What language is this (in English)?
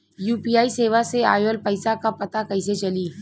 Bhojpuri